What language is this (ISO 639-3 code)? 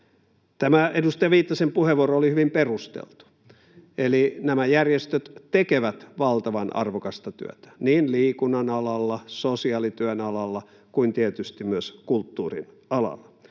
fin